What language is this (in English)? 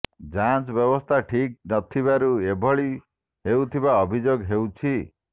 Odia